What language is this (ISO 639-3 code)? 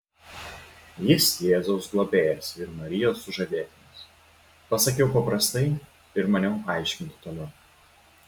lit